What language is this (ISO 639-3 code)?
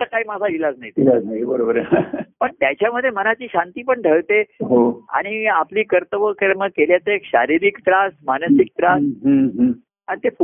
mar